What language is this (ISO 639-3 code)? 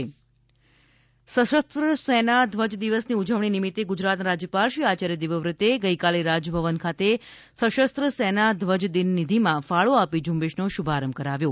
guj